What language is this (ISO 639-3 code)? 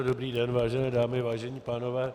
ces